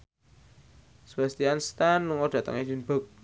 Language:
Javanese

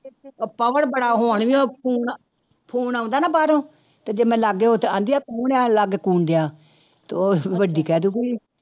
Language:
Punjabi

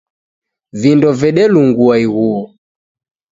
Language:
Taita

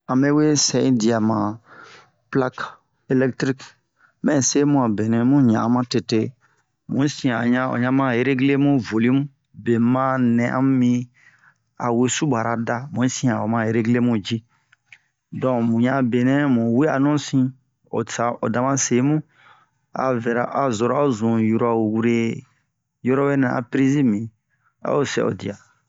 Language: Bomu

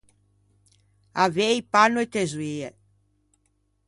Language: Ligurian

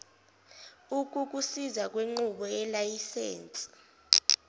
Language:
Zulu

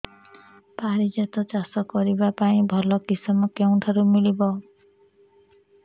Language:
Odia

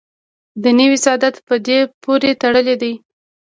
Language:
Pashto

